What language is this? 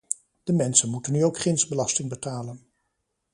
Dutch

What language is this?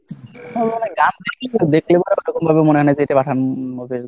Bangla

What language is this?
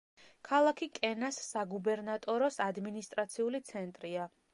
Georgian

